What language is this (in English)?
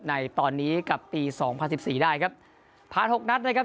Thai